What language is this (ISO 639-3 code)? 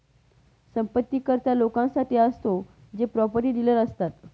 mar